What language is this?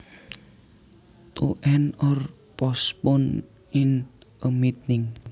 Javanese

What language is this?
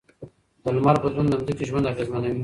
Pashto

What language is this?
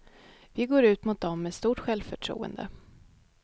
Swedish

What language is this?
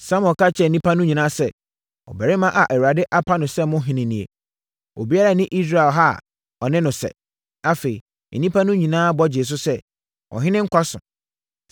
Akan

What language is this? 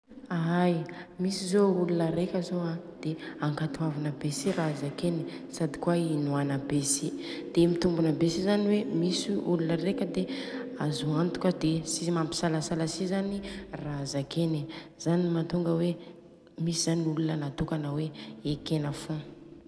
Southern Betsimisaraka Malagasy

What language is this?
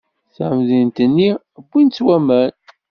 Kabyle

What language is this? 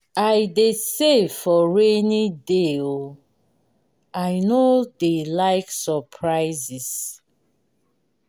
Nigerian Pidgin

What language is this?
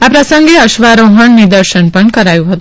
Gujarati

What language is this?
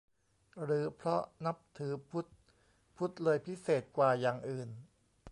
Thai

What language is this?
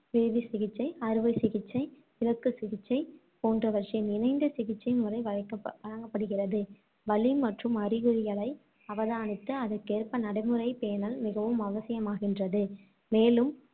Tamil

